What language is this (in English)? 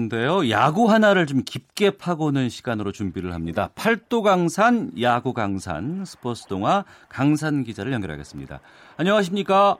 Korean